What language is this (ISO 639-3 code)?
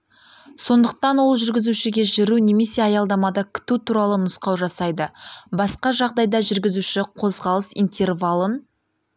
kaz